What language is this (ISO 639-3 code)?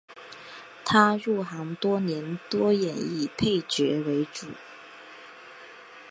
zho